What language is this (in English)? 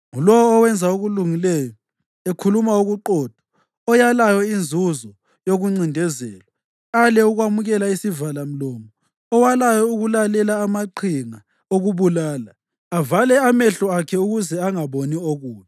North Ndebele